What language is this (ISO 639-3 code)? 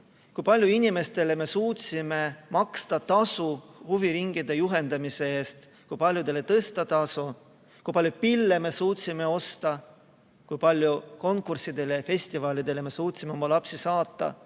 est